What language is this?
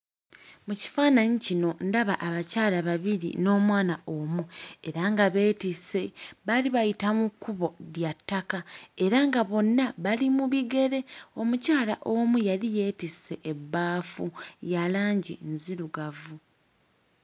Ganda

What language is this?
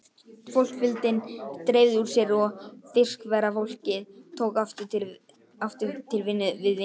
Icelandic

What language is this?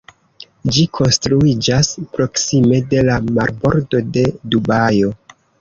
Esperanto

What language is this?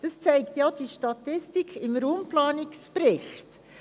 Swiss German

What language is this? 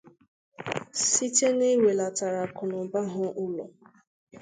Igbo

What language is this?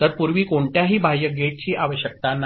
Marathi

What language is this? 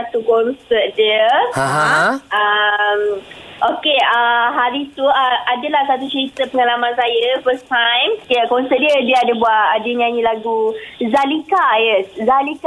Malay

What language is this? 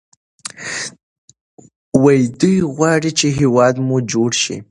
Pashto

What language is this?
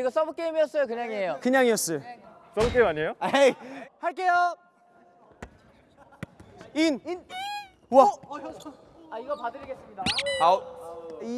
Korean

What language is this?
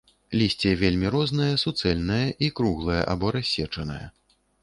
Belarusian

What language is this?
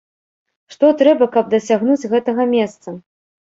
Belarusian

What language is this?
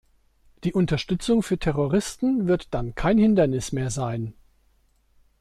German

